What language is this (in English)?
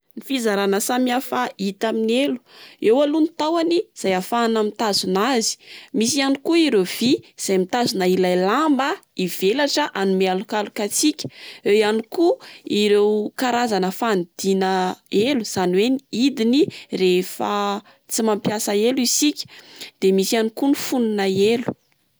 Malagasy